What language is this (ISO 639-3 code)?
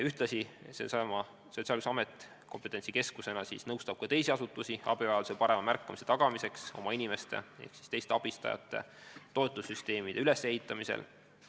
est